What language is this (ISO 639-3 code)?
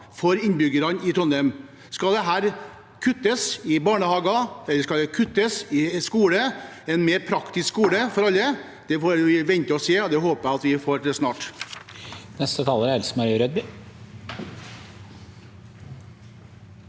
nor